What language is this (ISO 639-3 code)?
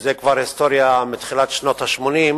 heb